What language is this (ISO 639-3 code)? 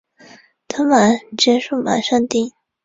zho